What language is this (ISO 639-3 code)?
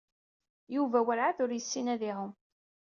kab